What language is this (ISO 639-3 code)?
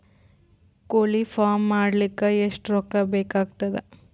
kan